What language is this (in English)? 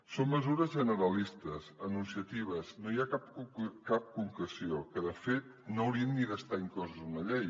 Catalan